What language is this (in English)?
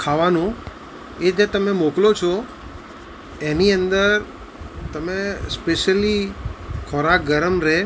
Gujarati